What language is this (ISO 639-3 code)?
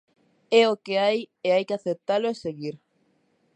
glg